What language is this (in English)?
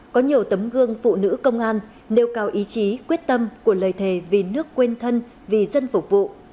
Vietnamese